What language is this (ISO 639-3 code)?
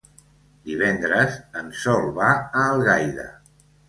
cat